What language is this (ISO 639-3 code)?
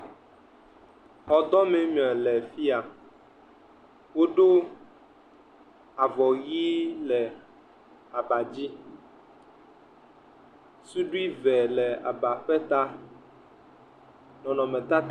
ewe